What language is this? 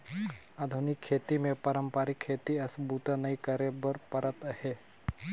Chhattisgarhi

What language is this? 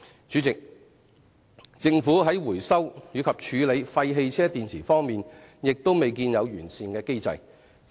Cantonese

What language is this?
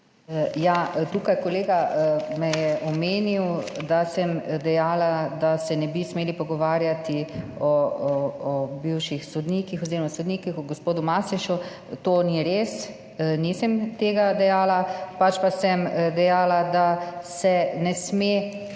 Slovenian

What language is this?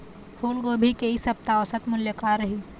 Chhattisgarhi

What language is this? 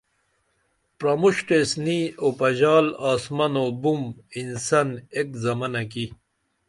Dameli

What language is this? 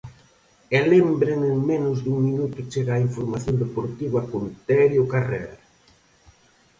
Galician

